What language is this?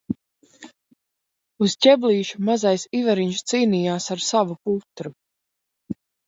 Latvian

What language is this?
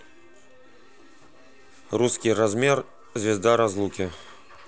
Russian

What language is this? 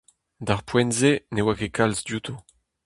Breton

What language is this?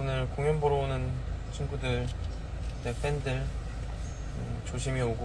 Korean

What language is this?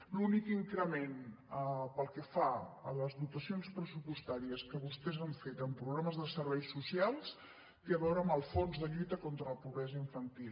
Catalan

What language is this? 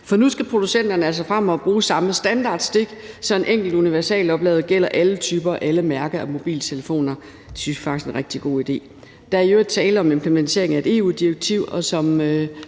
Danish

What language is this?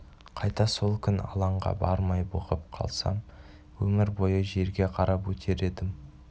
Kazakh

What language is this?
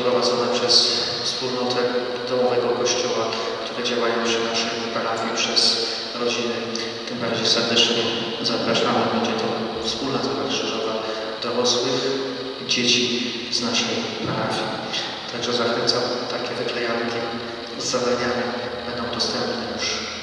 Polish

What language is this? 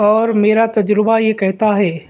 Urdu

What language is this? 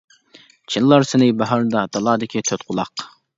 Uyghur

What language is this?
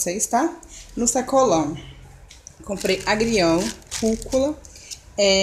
Portuguese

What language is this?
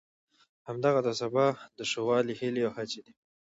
Pashto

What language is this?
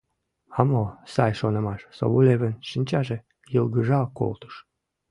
Mari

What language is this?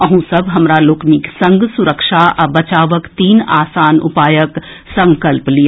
Maithili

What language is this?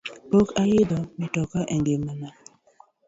Luo (Kenya and Tanzania)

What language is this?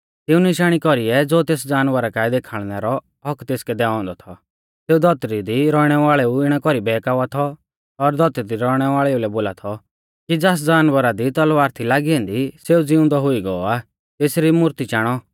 Mahasu Pahari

